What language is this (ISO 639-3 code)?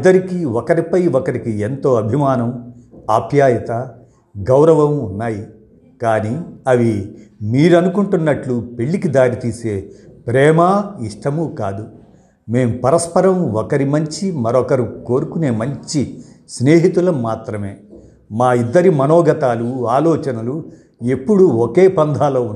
tel